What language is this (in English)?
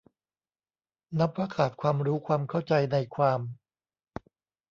Thai